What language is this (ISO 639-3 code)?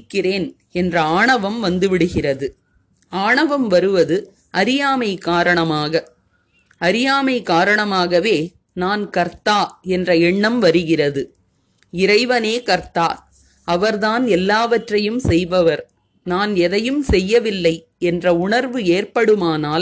tam